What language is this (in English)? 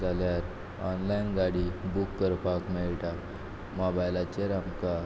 Konkani